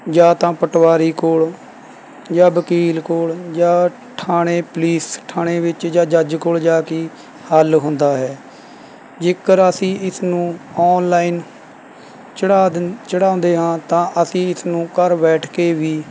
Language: Punjabi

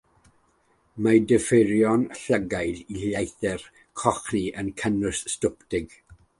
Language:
Welsh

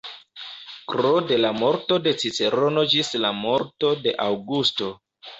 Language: Esperanto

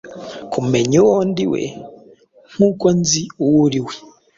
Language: Kinyarwanda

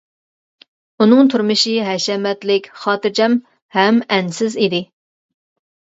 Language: Uyghur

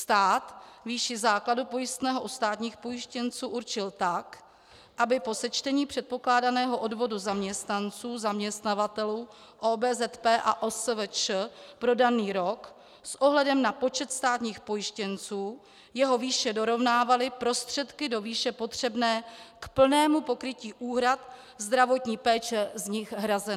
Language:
Czech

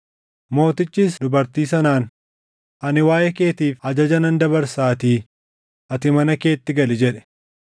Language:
Oromo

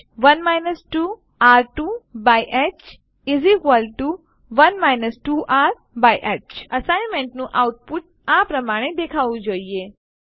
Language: Gujarati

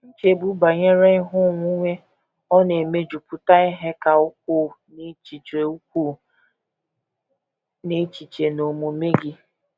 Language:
Igbo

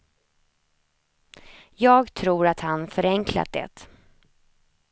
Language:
Swedish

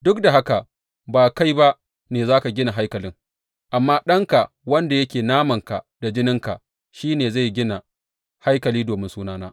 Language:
Hausa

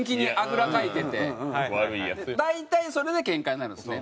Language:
Japanese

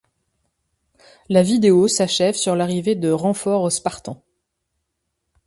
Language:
French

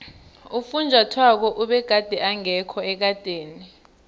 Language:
South Ndebele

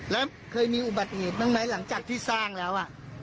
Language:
Thai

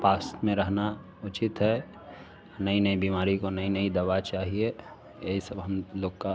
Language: Hindi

